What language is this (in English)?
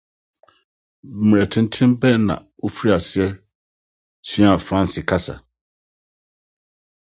Akan